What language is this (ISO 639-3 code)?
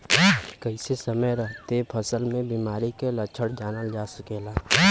bho